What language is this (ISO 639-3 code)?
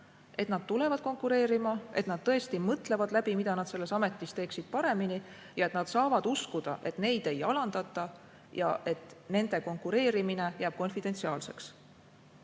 est